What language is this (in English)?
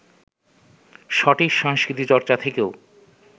Bangla